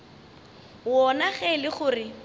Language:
Northern Sotho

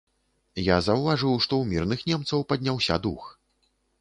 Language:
Belarusian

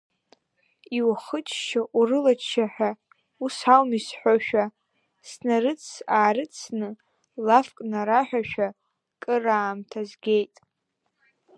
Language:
Abkhazian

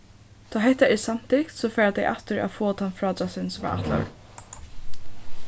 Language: Faroese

